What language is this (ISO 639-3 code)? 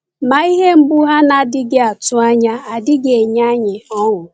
ibo